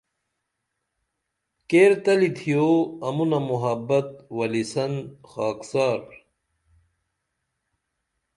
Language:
Dameli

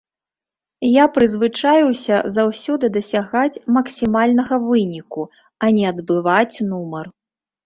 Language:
Belarusian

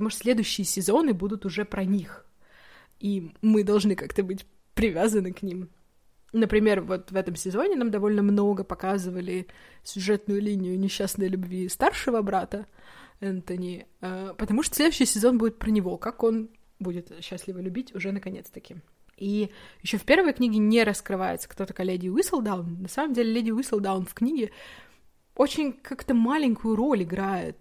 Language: Russian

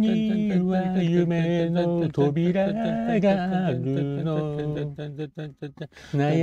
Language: Arabic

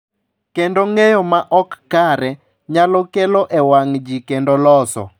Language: Luo (Kenya and Tanzania)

